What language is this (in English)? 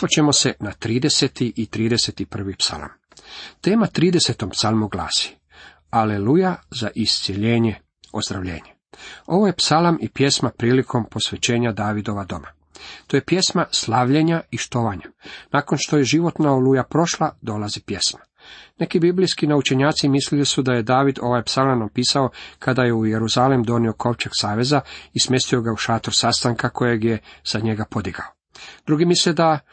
Croatian